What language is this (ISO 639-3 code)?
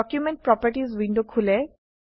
asm